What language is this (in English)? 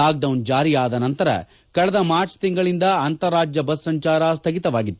Kannada